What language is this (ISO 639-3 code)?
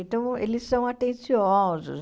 por